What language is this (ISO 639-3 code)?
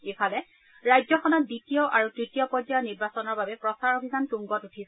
asm